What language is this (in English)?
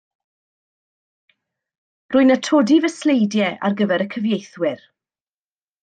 Welsh